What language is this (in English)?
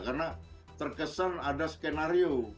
Indonesian